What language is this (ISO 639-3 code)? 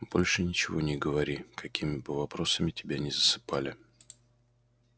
rus